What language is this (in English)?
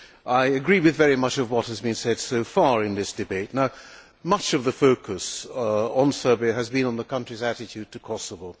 English